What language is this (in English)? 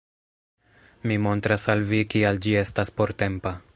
Esperanto